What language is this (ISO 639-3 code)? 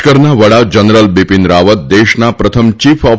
guj